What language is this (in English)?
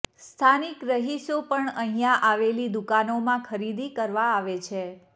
Gujarati